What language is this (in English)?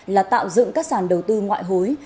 Vietnamese